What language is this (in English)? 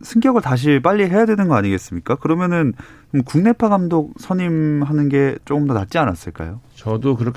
Korean